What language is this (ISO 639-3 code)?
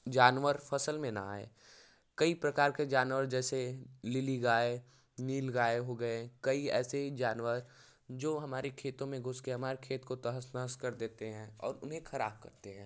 hin